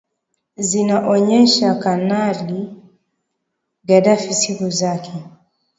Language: Swahili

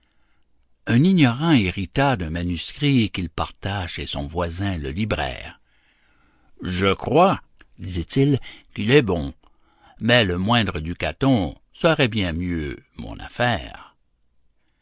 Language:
French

